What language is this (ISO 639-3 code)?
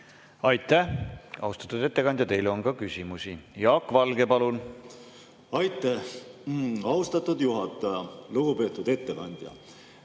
est